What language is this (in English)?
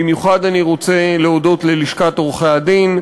Hebrew